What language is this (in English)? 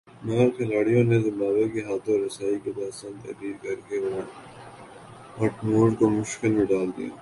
Urdu